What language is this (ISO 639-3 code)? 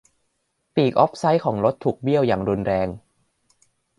tha